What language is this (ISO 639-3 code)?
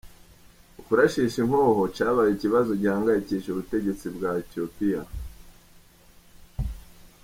kin